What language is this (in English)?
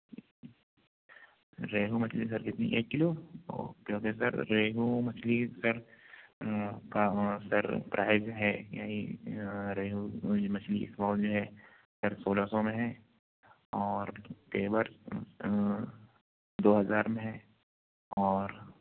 Urdu